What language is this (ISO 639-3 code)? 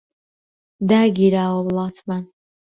ckb